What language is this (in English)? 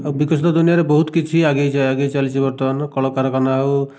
Odia